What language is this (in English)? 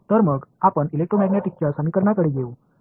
Marathi